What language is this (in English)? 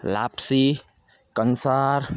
Gujarati